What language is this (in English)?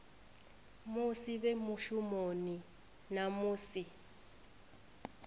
Venda